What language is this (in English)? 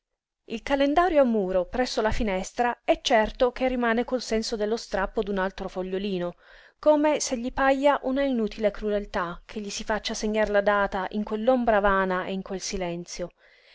Italian